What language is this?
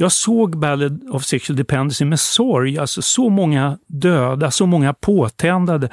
Swedish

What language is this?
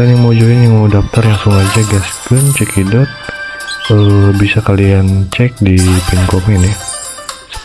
Indonesian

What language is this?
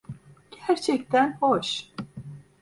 Turkish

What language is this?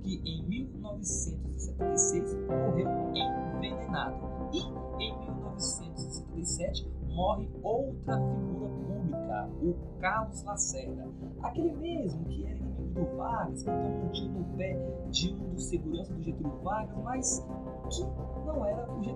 Portuguese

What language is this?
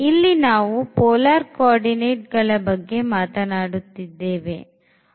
Kannada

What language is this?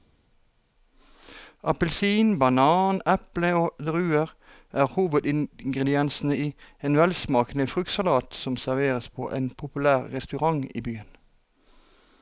Norwegian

